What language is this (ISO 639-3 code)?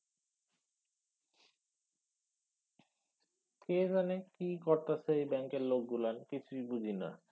ben